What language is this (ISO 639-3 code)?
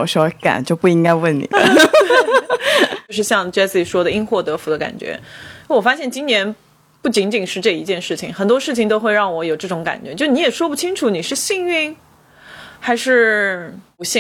zho